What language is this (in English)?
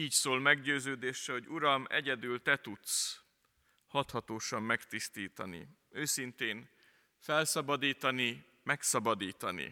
Hungarian